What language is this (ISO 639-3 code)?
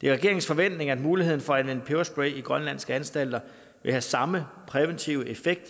dan